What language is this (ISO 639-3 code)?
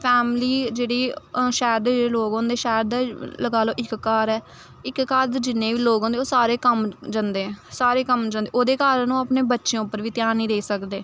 doi